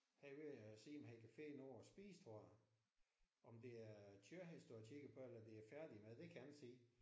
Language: Danish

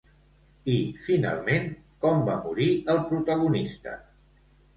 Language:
Catalan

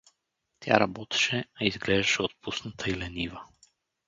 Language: Bulgarian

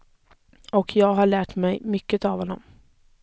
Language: Swedish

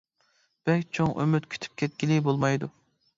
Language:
Uyghur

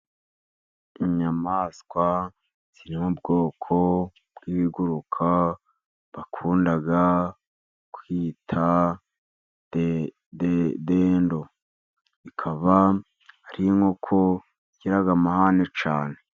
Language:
Kinyarwanda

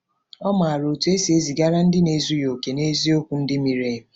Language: Igbo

